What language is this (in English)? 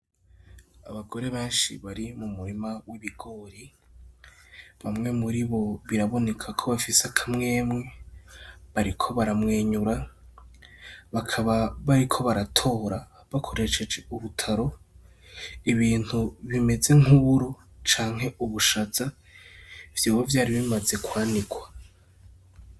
Rundi